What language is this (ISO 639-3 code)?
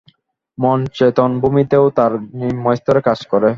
ben